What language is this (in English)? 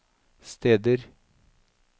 Norwegian